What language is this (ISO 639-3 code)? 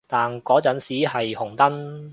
yue